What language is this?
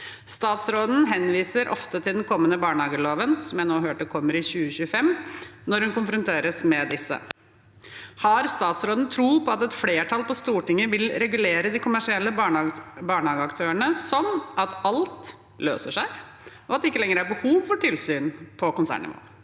Norwegian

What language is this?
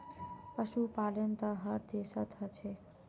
Magahi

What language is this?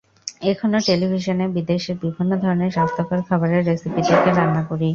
Bangla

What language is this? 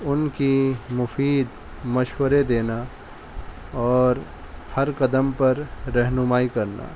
Urdu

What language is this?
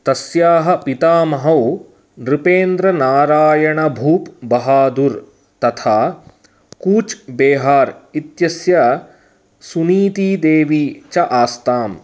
Sanskrit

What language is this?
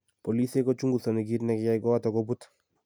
Kalenjin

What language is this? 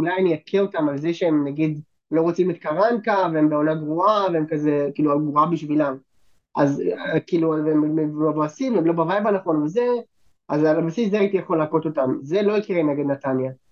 Hebrew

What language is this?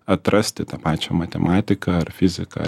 Lithuanian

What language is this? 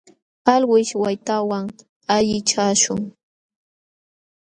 Jauja Wanca Quechua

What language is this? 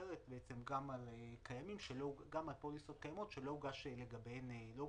Hebrew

